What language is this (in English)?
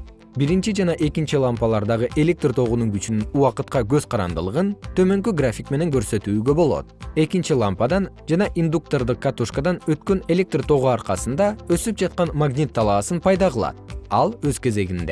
Kyrgyz